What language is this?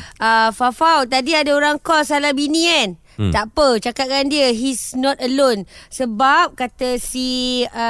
Malay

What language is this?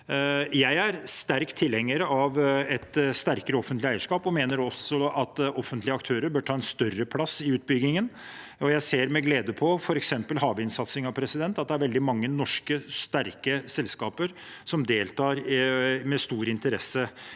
Norwegian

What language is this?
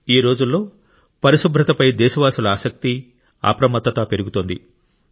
Telugu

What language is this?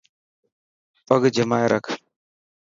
Dhatki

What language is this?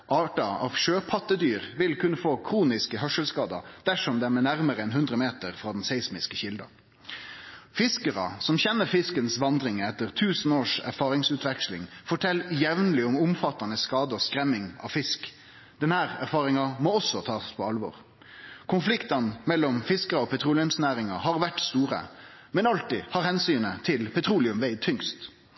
Norwegian Nynorsk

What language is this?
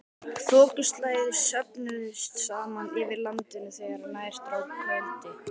Icelandic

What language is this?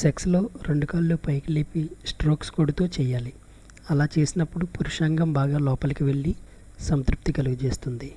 Telugu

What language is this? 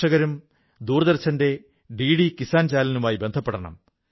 Malayalam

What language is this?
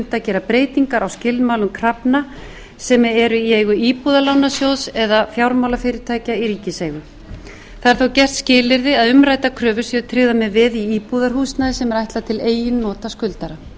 Icelandic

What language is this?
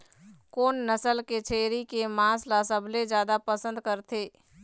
Chhattisgarhi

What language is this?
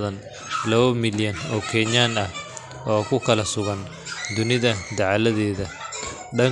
Somali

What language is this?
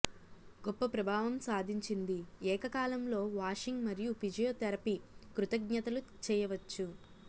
Telugu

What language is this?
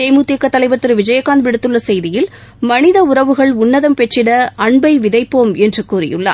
Tamil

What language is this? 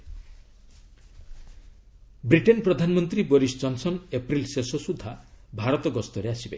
Odia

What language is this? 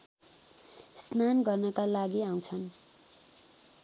Nepali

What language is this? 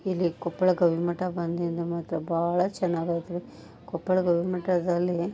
Kannada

